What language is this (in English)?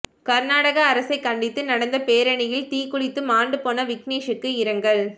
Tamil